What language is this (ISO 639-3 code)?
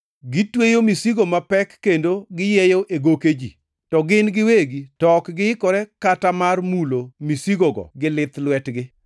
luo